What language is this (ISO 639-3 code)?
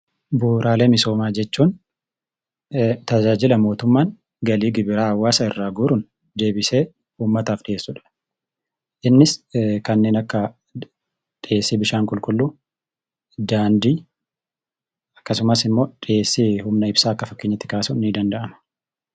orm